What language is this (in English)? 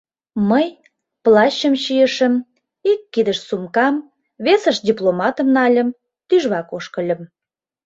Mari